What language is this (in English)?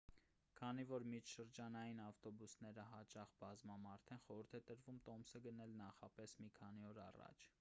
Armenian